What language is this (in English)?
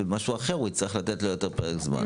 Hebrew